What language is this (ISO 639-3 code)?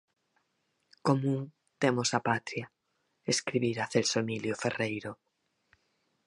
glg